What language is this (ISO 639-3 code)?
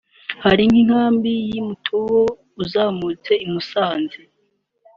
kin